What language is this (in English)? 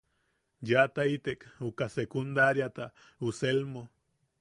Yaqui